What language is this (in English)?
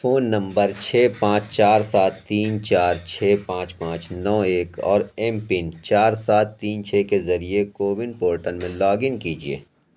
Urdu